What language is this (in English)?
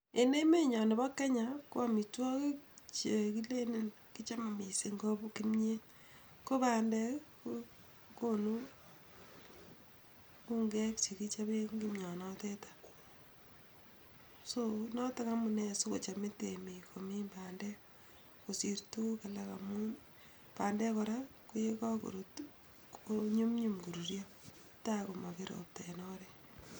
Kalenjin